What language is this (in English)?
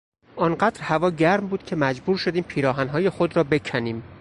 Persian